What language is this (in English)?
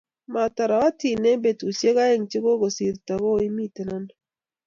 Kalenjin